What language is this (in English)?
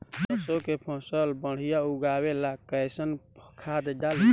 Bhojpuri